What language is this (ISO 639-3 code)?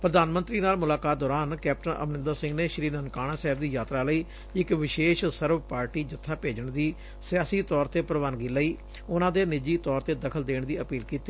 pan